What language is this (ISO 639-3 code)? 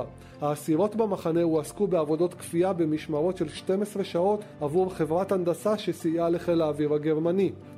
heb